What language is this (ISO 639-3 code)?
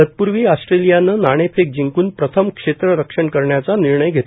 mar